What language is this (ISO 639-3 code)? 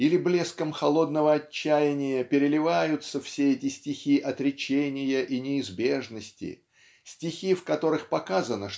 rus